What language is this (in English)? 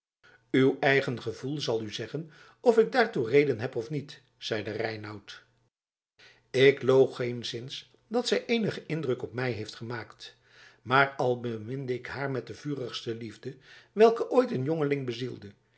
Dutch